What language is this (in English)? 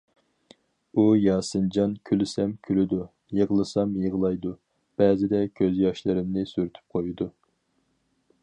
Uyghur